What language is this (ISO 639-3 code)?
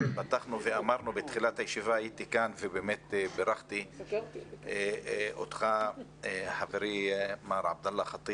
heb